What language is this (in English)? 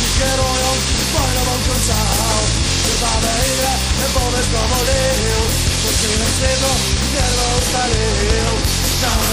Polish